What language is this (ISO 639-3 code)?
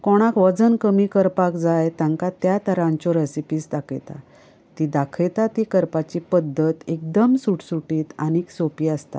kok